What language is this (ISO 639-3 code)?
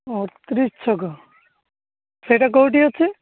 ori